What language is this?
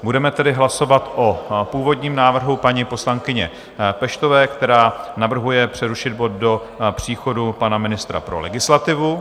Czech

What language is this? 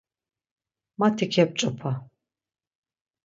Laz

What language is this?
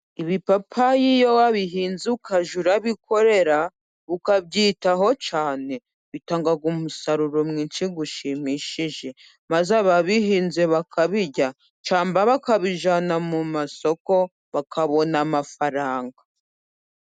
Kinyarwanda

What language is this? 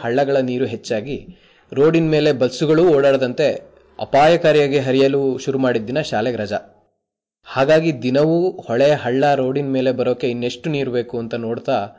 Kannada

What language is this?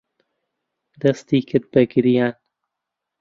Central Kurdish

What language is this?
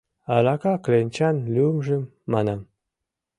Mari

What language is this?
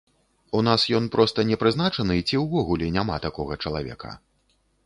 Belarusian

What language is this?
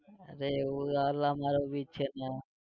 Gujarati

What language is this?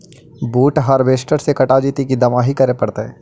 Magahi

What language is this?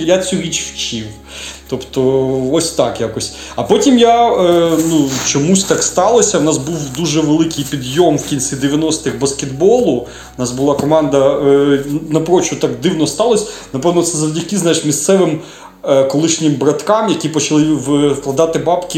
Ukrainian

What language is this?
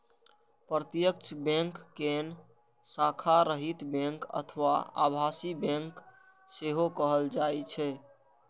Maithili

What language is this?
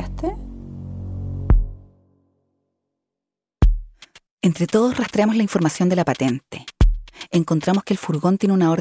Spanish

